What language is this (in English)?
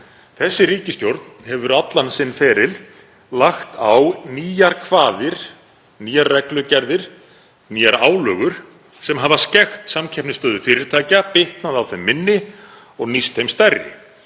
Icelandic